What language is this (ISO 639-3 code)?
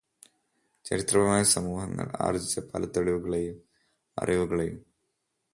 mal